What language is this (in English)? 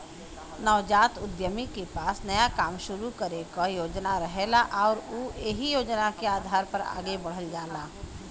Bhojpuri